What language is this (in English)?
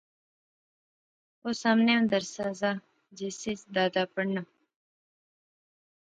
Pahari-Potwari